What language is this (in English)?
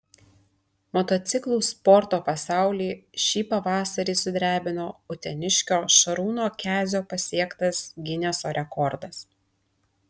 Lithuanian